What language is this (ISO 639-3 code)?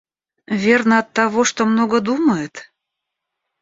rus